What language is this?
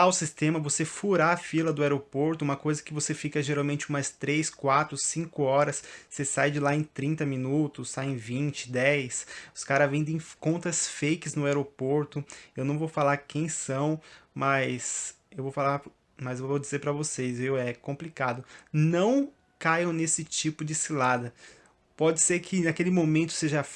Portuguese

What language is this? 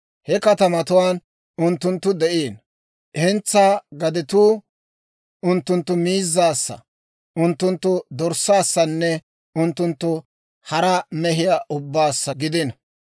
Dawro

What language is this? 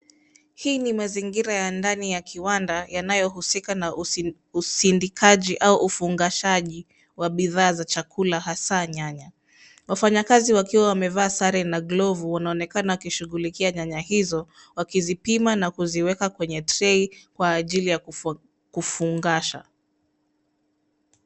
Swahili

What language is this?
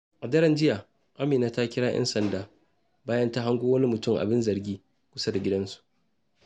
Hausa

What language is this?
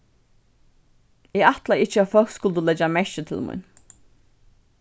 Faroese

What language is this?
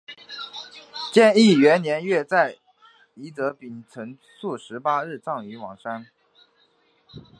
Chinese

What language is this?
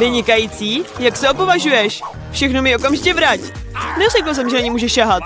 Czech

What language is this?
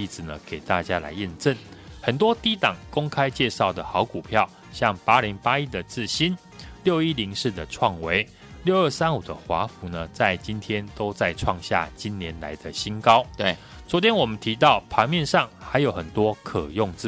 Chinese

